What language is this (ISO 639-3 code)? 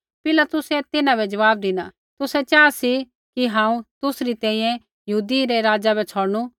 kfx